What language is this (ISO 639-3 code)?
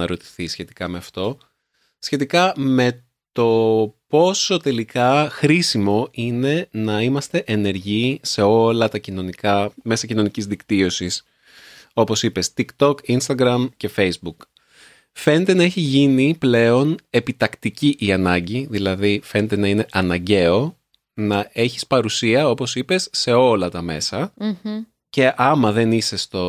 ell